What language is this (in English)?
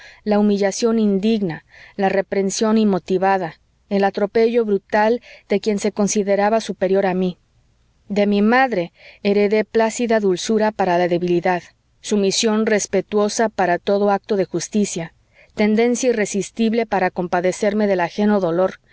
Spanish